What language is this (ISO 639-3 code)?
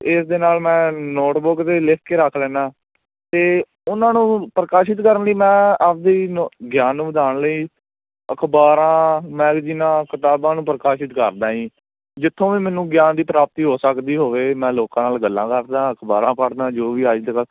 pan